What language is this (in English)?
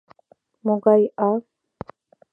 Mari